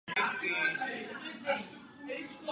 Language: Czech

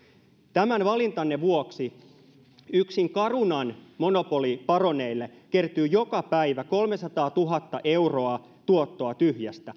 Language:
Finnish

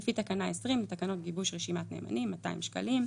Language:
Hebrew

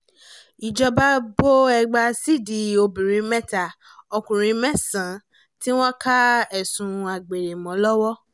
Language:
Yoruba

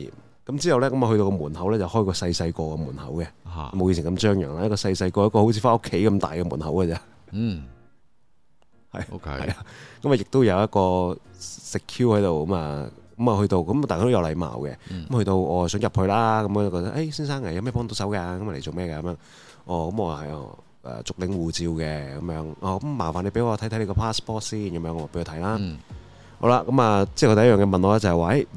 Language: Chinese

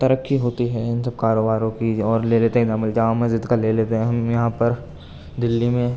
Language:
Urdu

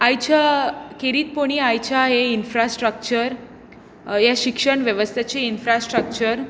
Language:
Konkani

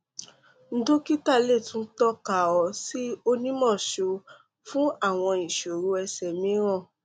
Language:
Yoruba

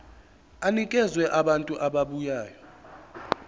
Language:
Zulu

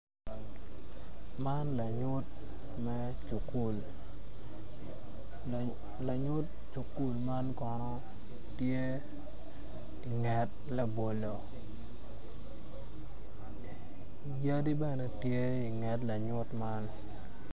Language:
Acoli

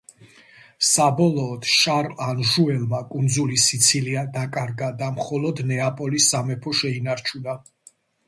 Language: Georgian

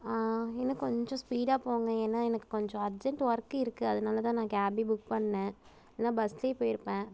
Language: Tamil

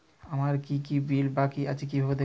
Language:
Bangla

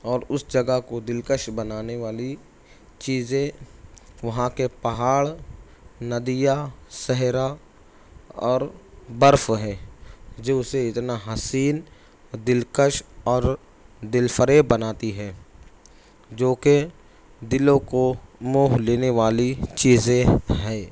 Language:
Urdu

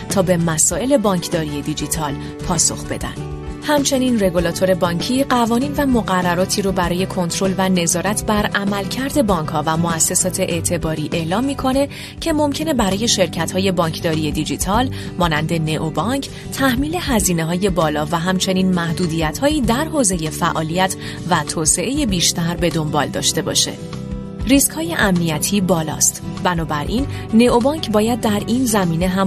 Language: Persian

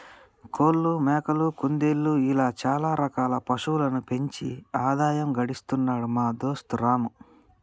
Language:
Telugu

